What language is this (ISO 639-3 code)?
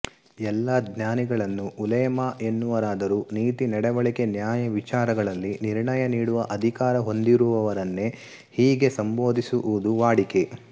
kan